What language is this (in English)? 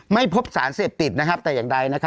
Thai